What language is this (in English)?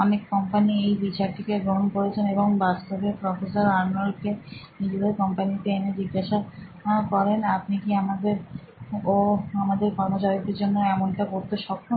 Bangla